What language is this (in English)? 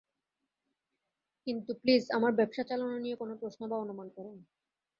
Bangla